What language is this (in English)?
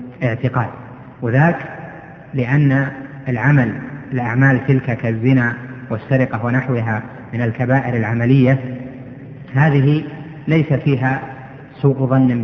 Arabic